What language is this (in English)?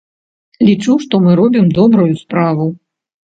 Belarusian